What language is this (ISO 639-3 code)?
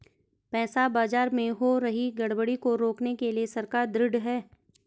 hin